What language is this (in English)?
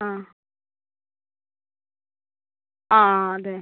Malayalam